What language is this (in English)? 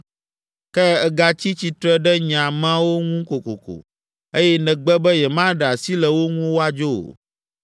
Ewe